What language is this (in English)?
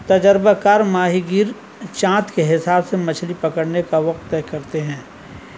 Urdu